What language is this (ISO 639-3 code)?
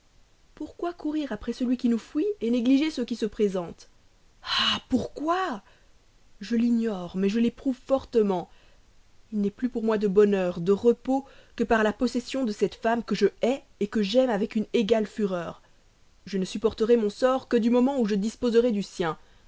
fra